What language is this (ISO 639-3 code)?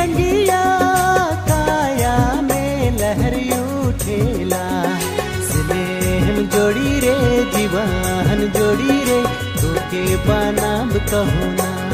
hin